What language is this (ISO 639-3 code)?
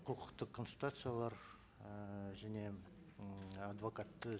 kaz